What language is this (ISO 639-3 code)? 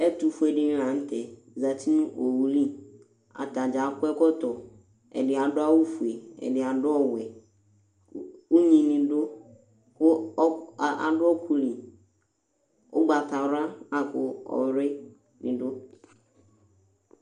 kpo